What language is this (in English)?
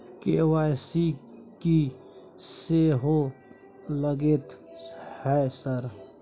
Maithili